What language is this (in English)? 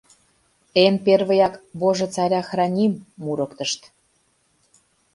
Mari